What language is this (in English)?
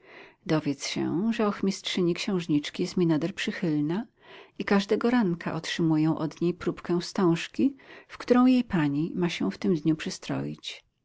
Polish